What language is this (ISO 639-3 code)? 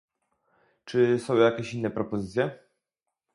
pol